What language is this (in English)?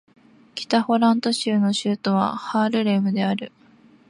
Japanese